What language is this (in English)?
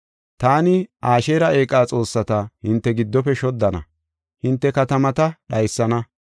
Gofa